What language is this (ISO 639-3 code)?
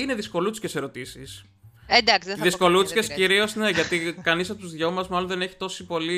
ell